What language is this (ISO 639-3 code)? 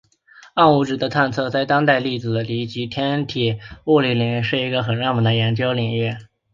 zho